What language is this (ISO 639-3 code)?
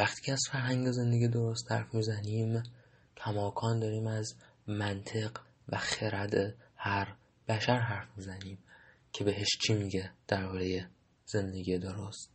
fas